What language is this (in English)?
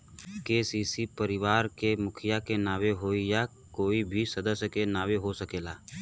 Bhojpuri